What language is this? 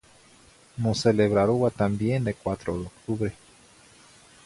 Zacatlán-Ahuacatlán-Tepetzintla Nahuatl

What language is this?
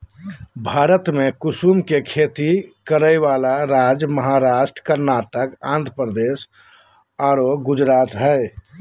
Magahi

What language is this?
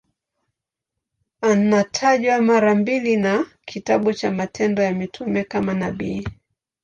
Swahili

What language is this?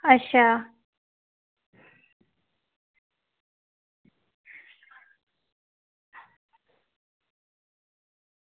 Dogri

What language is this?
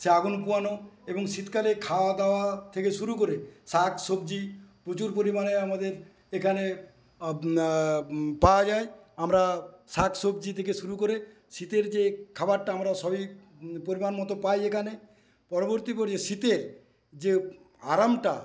Bangla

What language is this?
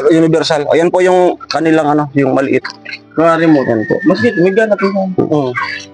Filipino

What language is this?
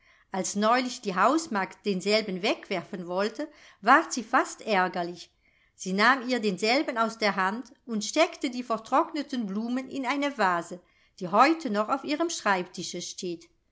German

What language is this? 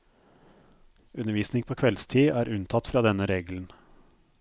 Norwegian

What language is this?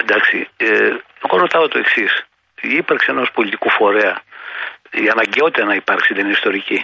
Greek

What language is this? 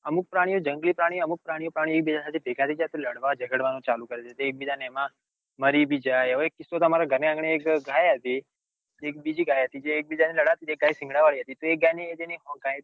Gujarati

